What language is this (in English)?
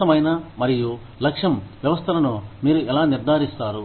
Telugu